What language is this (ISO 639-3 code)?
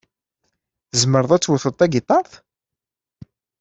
kab